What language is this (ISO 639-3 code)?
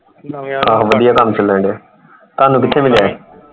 pan